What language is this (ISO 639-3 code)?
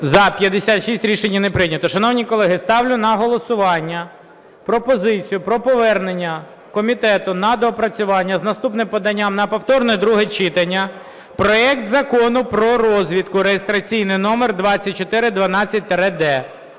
ukr